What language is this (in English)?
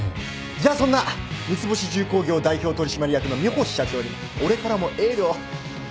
Japanese